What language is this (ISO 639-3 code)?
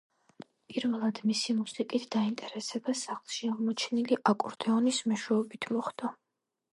kat